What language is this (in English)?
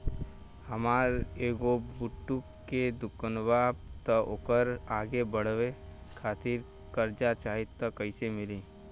Bhojpuri